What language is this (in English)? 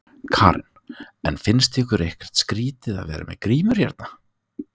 Icelandic